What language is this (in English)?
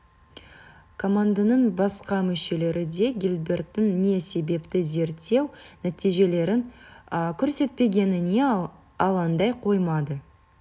Kazakh